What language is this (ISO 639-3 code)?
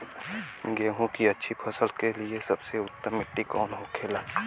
bho